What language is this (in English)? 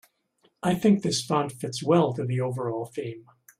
English